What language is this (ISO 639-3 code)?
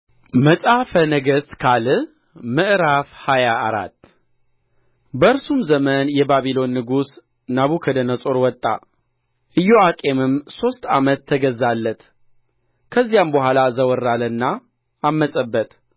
amh